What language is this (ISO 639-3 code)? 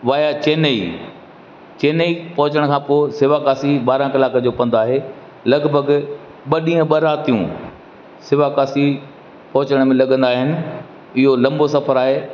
snd